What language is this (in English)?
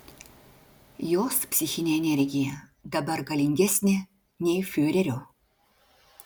Lithuanian